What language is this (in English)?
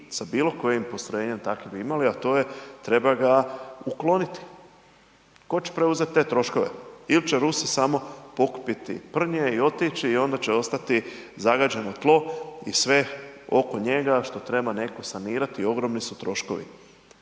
Croatian